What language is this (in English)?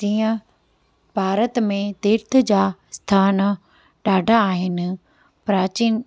Sindhi